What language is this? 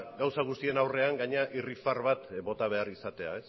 Basque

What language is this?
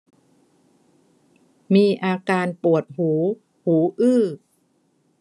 Thai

